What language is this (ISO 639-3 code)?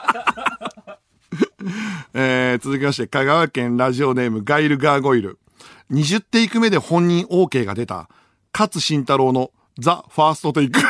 jpn